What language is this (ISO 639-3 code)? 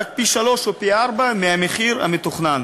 heb